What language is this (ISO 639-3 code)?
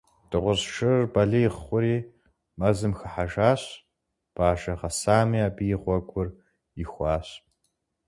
kbd